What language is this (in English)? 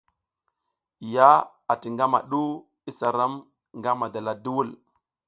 South Giziga